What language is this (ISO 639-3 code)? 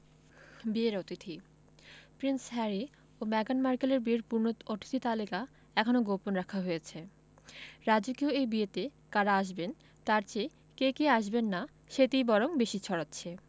ben